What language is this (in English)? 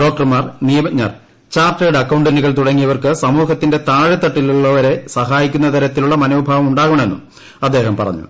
Malayalam